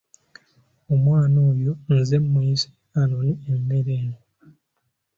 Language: Ganda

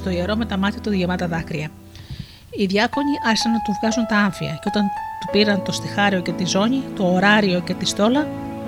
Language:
Greek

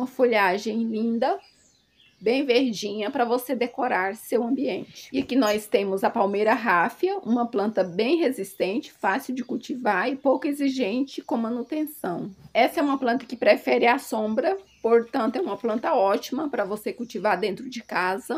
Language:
Portuguese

